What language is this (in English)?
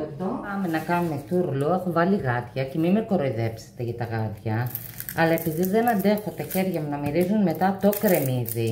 Greek